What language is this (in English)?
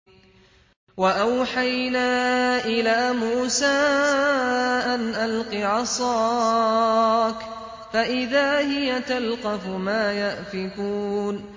Arabic